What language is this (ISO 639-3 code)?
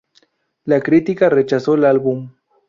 spa